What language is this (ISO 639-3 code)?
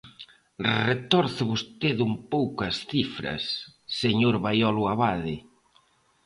glg